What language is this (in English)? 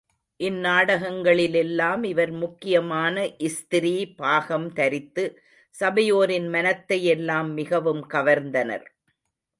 Tamil